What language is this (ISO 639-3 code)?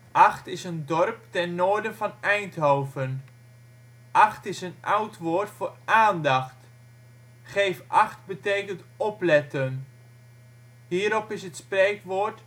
nld